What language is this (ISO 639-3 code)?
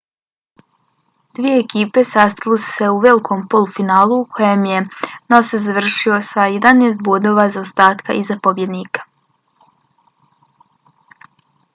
bos